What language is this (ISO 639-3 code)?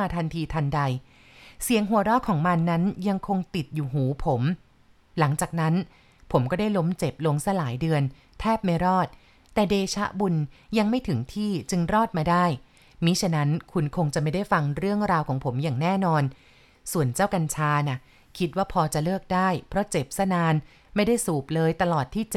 tha